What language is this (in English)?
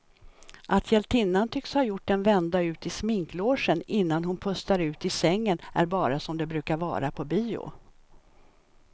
Swedish